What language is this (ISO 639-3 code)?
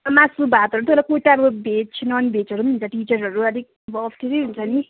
nep